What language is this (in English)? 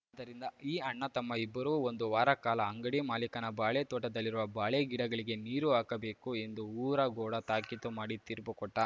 Kannada